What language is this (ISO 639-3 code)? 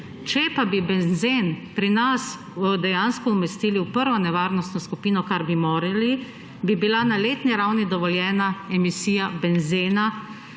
slv